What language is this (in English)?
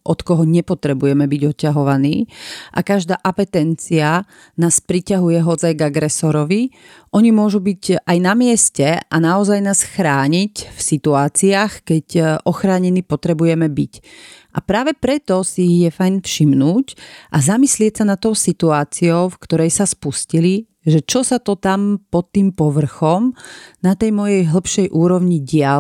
Slovak